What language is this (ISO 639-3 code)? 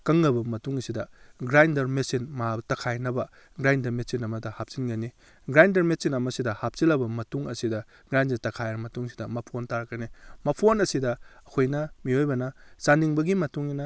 mni